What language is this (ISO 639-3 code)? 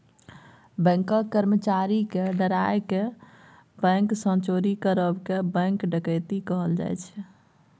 mai